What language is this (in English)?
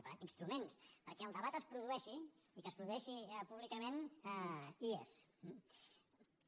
Catalan